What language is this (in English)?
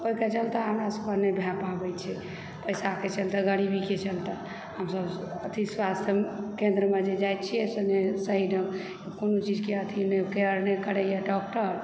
Maithili